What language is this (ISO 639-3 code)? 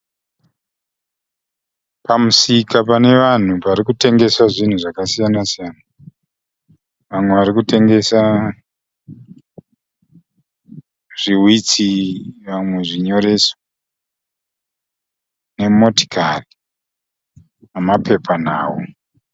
sna